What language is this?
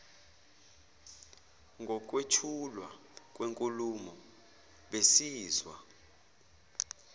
Zulu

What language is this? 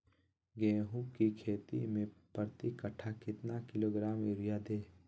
Magahi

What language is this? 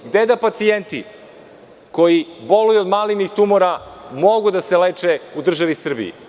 Serbian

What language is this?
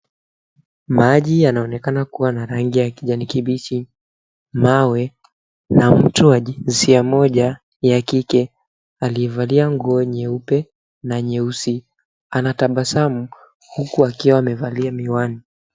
Swahili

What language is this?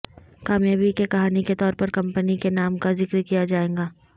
Urdu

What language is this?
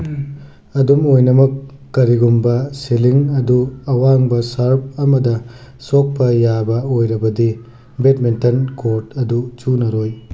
Manipuri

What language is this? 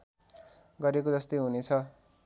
Nepali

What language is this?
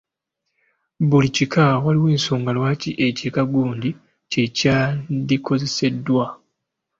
Ganda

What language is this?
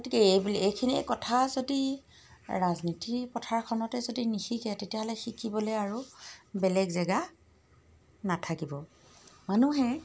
Assamese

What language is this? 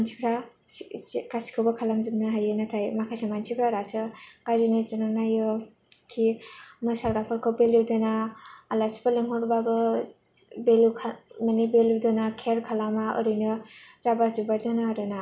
Bodo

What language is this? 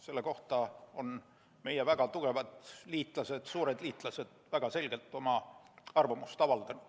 Estonian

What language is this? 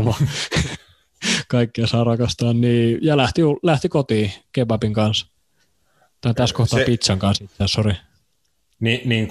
Finnish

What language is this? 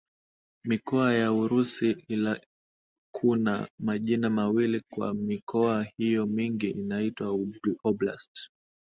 Swahili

